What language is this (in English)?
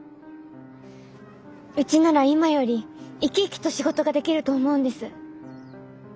Japanese